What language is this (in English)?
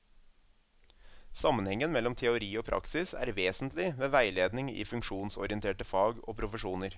Norwegian